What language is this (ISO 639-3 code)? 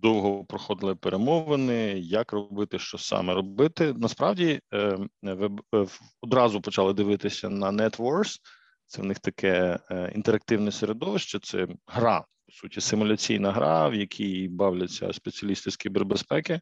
ukr